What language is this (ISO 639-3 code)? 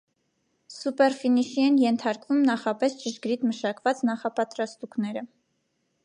hye